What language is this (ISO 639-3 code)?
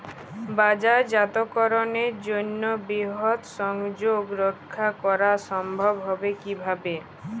ben